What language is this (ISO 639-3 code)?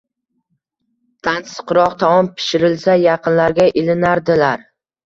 uzb